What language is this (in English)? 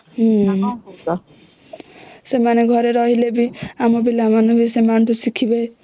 Odia